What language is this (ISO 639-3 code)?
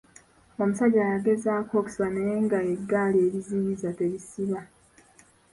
lug